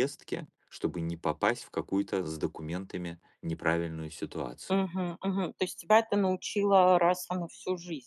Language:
Russian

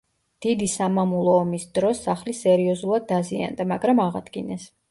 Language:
Georgian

